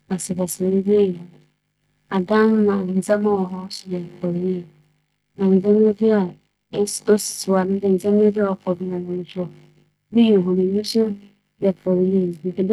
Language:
Akan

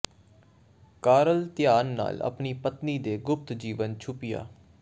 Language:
Punjabi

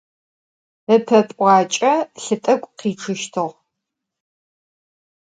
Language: Adyghe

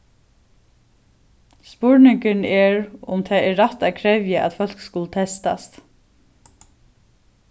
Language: Faroese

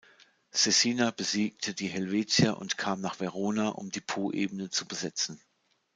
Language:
German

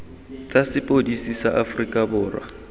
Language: Tswana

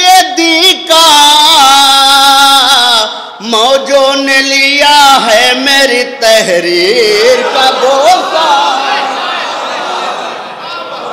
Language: Hindi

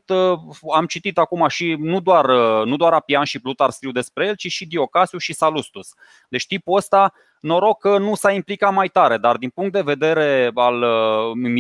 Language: Romanian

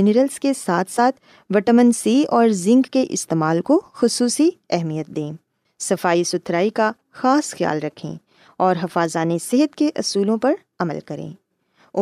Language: Urdu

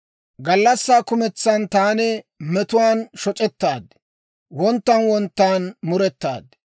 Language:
Dawro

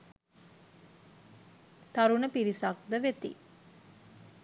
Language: Sinhala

